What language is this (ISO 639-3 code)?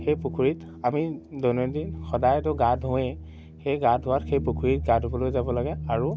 asm